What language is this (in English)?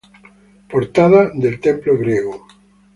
Spanish